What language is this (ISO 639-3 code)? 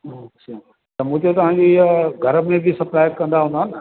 snd